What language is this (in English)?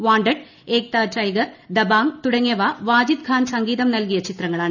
Malayalam